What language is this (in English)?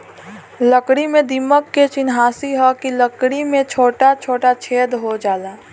Bhojpuri